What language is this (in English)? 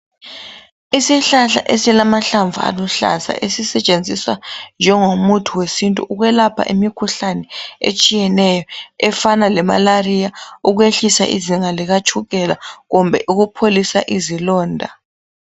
North Ndebele